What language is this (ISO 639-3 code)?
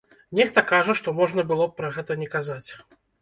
bel